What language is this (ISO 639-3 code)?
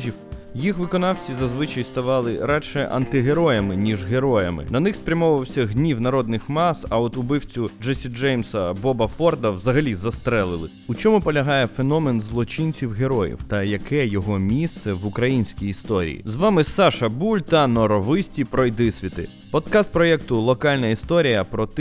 ukr